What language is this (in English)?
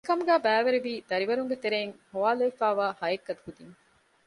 Divehi